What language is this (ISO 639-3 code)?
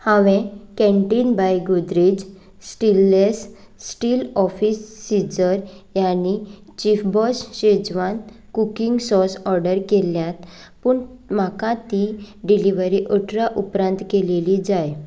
kok